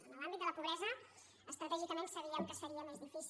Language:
Catalan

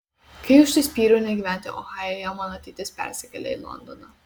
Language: Lithuanian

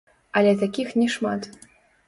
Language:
Belarusian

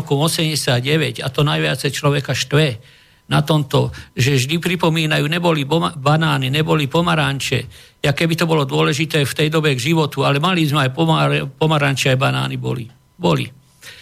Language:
Slovak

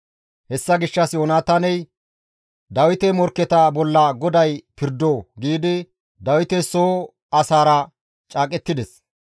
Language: Gamo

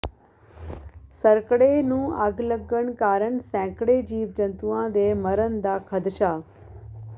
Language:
Punjabi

